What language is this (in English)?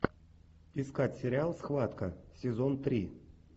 Russian